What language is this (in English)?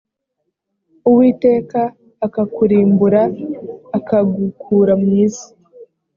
Kinyarwanda